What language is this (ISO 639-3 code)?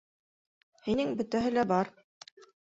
bak